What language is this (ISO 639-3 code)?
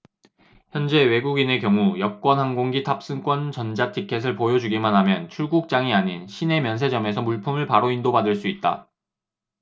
kor